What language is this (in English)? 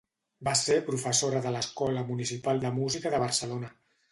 Catalan